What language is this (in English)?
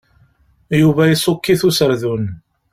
Kabyle